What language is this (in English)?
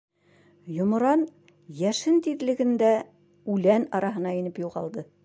Bashkir